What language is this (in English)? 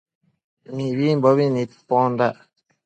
Matsés